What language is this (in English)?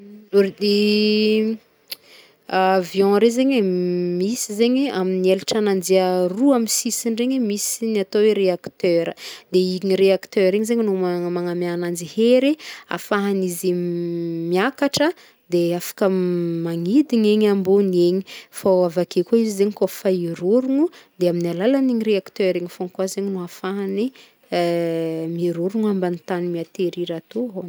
Northern Betsimisaraka Malagasy